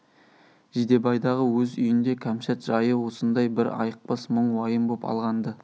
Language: Kazakh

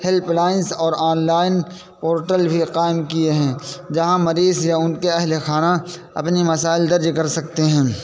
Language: Urdu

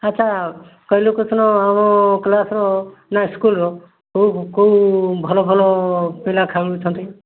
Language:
Odia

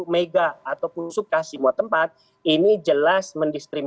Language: Indonesian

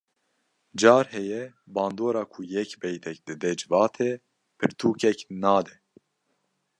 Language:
Kurdish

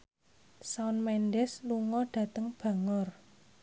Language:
Javanese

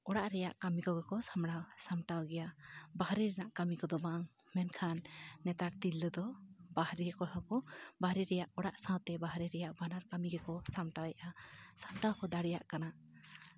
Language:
Santali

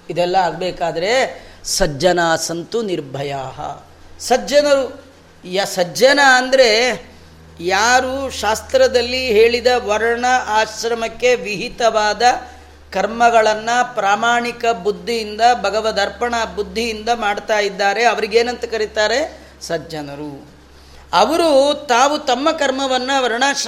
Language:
Kannada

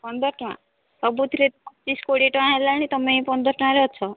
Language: Odia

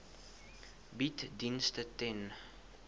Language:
Afrikaans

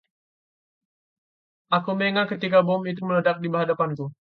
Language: Indonesian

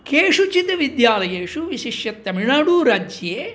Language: Sanskrit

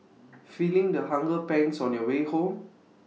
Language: English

